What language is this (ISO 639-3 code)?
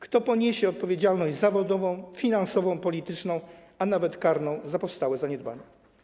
pol